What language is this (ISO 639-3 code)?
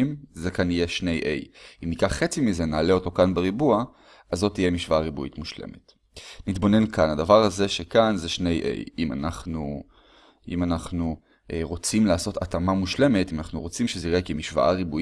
heb